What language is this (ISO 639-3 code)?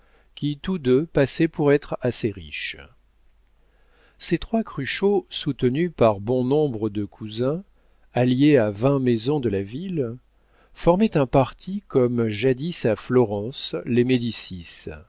fra